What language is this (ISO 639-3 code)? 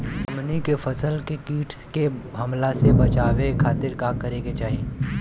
bho